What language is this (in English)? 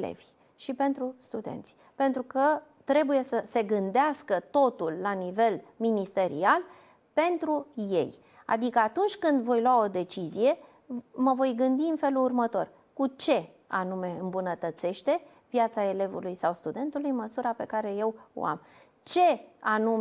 Romanian